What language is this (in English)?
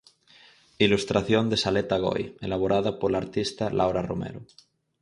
Galician